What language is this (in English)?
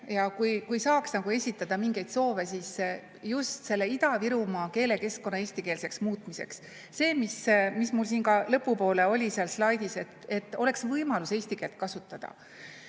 Estonian